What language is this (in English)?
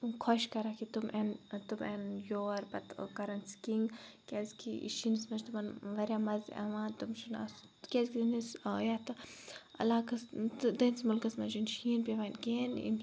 Kashmiri